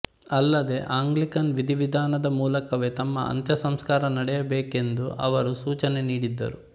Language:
Kannada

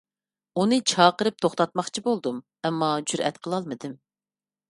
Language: Uyghur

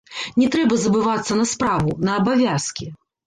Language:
Belarusian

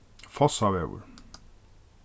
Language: Faroese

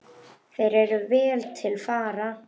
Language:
Icelandic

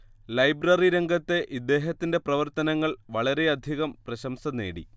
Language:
Malayalam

